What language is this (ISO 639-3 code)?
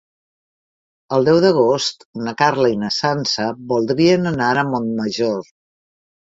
cat